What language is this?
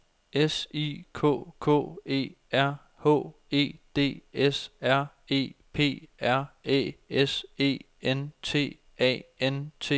Danish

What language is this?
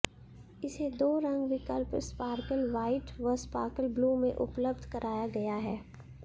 Hindi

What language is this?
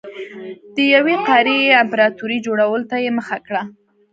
Pashto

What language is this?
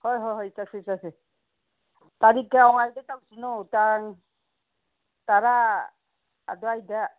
Manipuri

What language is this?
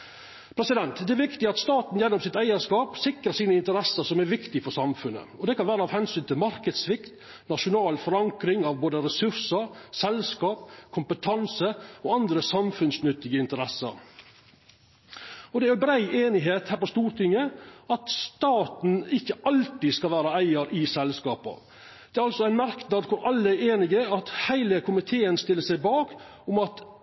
Norwegian Nynorsk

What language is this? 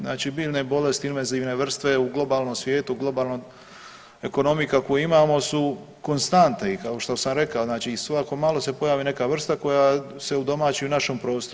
Croatian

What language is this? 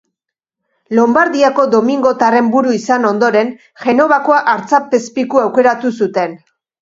Basque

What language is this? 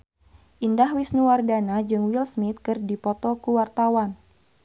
Sundanese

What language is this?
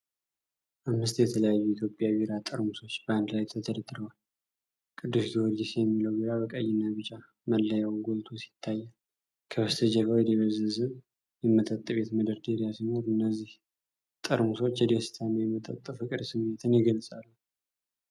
Amharic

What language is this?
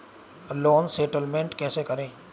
Hindi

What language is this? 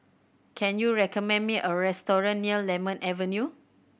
English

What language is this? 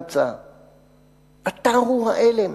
Hebrew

